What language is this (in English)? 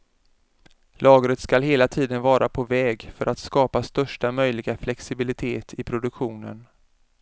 Swedish